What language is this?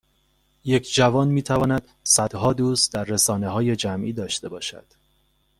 Persian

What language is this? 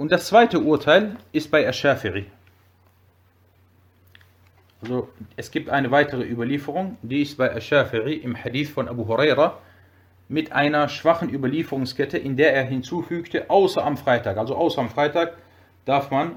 German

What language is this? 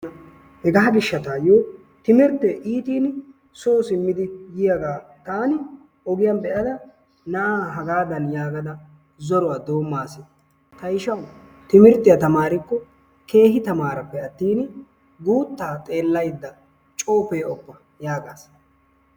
Wolaytta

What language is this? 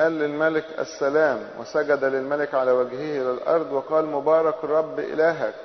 Arabic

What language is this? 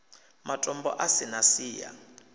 Venda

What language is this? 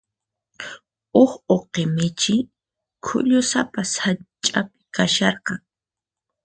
Puno Quechua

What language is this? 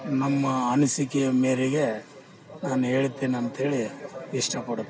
Kannada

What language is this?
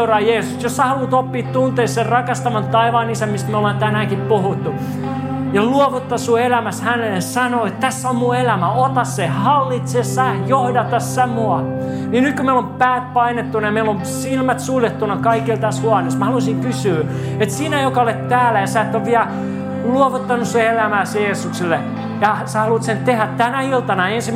Finnish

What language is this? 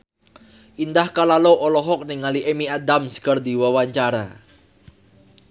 Sundanese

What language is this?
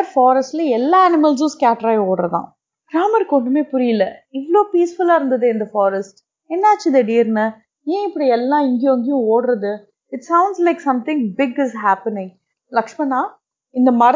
Tamil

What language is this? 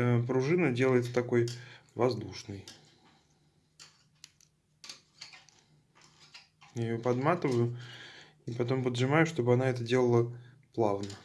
Russian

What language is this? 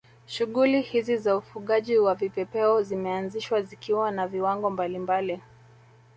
Swahili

